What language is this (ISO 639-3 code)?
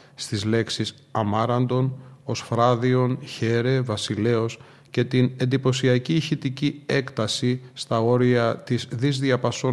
ell